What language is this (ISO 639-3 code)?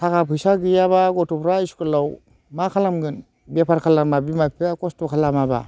brx